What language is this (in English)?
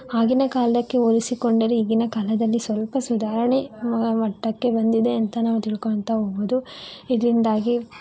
Kannada